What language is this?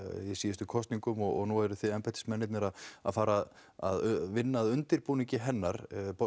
Icelandic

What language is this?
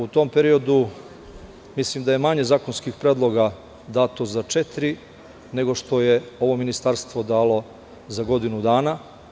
Serbian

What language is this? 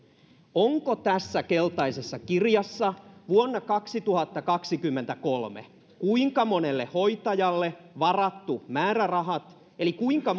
Finnish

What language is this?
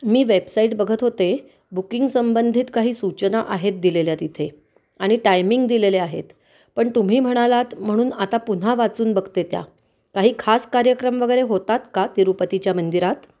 Marathi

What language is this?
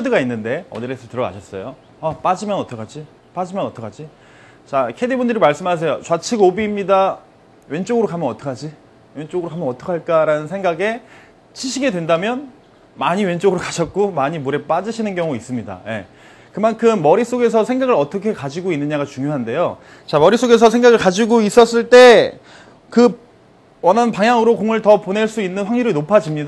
Korean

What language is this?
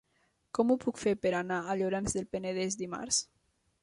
Catalan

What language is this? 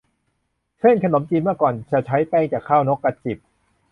Thai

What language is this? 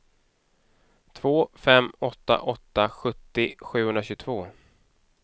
Swedish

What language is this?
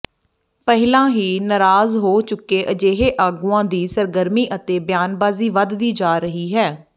Punjabi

